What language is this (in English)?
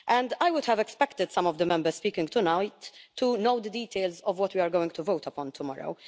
English